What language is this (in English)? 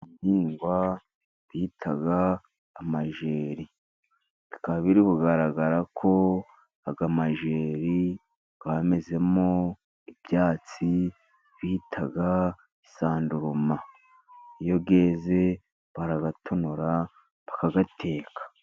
Kinyarwanda